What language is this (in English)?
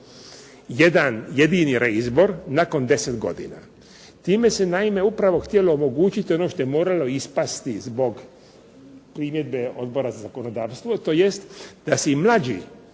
Croatian